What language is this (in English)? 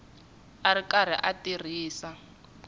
Tsonga